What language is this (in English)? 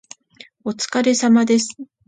Japanese